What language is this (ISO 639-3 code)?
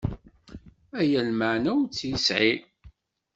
kab